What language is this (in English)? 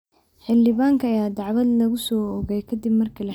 Somali